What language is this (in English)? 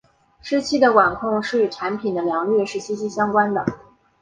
Chinese